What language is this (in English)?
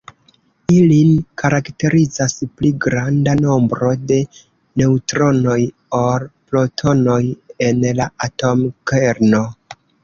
Esperanto